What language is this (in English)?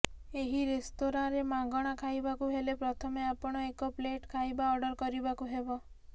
Odia